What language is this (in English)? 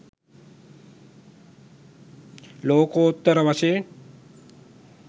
Sinhala